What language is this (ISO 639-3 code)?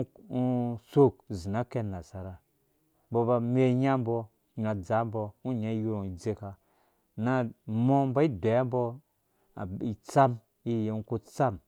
ldb